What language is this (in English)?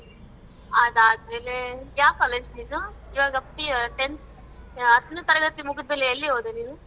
Kannada